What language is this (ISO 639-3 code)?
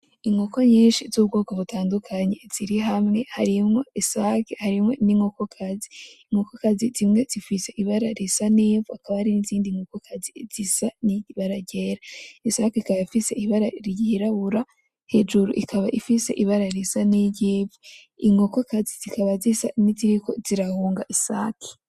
run